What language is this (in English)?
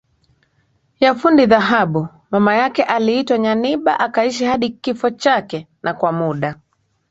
Swahili